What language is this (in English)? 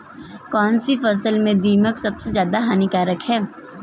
Hindi